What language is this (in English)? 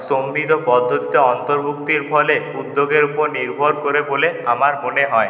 Bangla